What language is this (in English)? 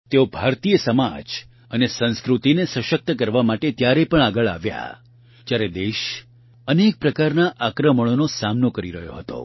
Gujarati